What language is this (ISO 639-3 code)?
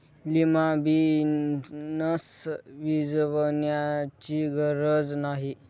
mar